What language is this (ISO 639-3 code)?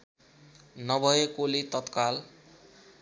nep